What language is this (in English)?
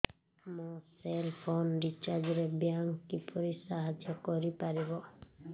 Odia